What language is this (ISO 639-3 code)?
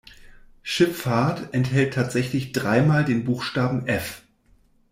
deu